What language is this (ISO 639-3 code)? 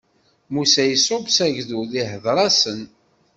kab